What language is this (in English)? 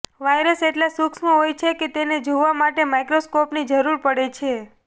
Gujarati